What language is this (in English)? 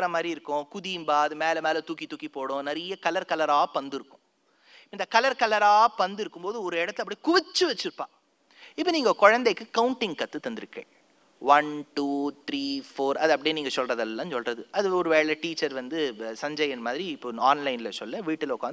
Tamil